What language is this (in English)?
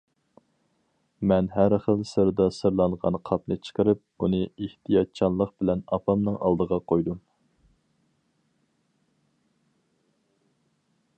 Uyghur